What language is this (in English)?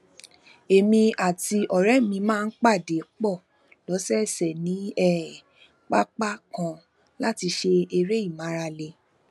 Yoruba